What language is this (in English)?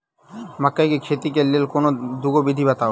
Maithili